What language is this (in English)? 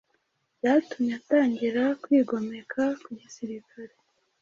Kinyarwanda